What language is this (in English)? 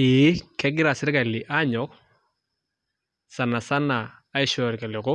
Masai